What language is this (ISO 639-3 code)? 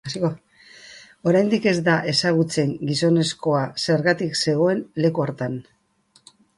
eus